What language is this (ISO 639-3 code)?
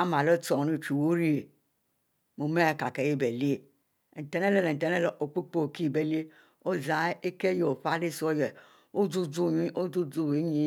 mfo